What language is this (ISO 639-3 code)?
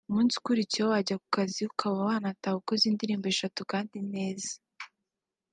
kin